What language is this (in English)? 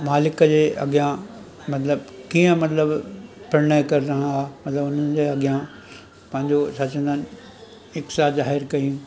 Sindhi